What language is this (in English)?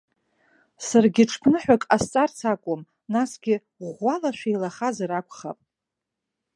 Abkhazian